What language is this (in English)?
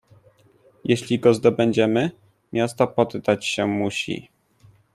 Polish